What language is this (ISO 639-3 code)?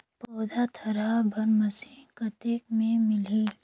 hne